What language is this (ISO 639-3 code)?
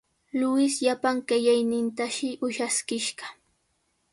qws